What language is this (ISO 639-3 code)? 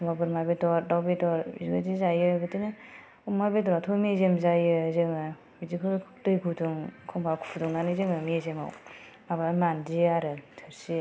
brx